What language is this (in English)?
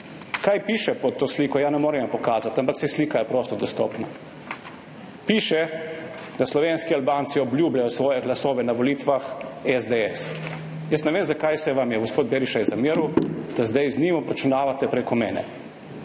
Slovenian